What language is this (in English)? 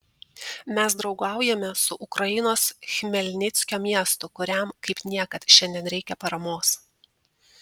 Lithuanian